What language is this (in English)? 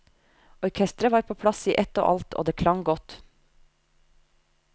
Norwegian